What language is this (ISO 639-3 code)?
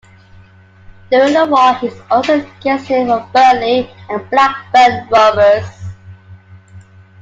eng